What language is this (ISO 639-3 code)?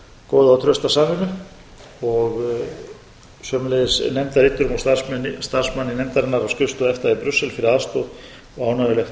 isl